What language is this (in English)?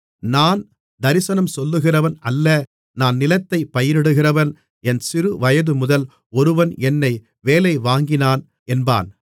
Tamil